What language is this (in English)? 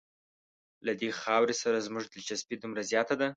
Pashto